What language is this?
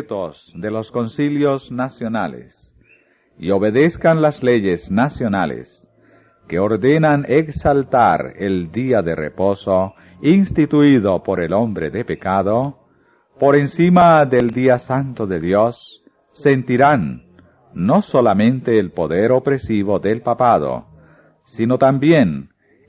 Spanish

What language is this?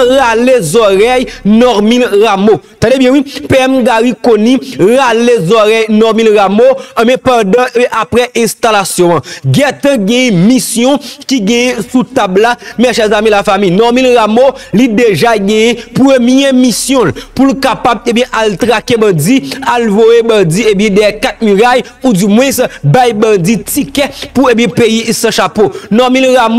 French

